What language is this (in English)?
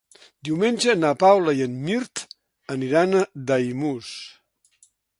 Catalan